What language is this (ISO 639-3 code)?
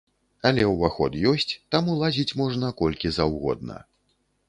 bel